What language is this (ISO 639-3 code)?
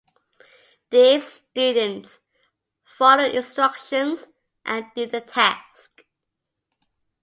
eng